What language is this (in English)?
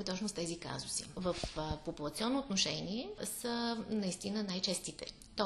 Bulgarian